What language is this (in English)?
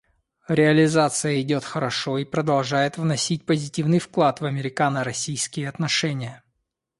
Russian